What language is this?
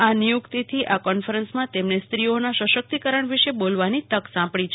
Gujarati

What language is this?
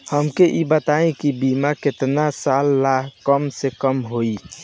Bhojpuri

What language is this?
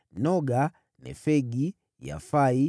Swahili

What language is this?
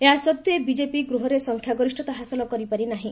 Odia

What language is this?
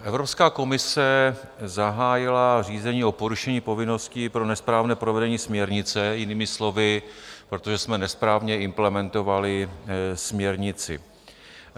Czech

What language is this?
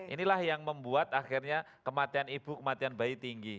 Indonesian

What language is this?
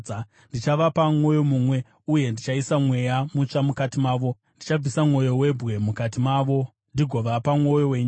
Shona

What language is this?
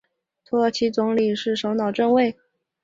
Chinese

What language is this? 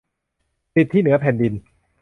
Thai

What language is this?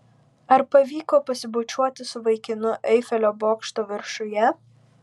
Lithuanian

